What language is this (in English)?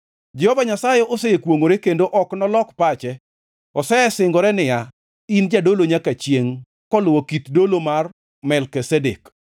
Luo (Kenya and Tanzania)